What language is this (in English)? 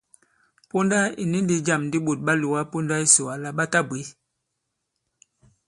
Bankon